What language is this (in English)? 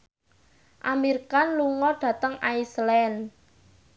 Javanese